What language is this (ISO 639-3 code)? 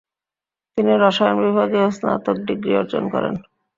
ben